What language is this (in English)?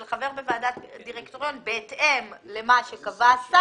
Hebrew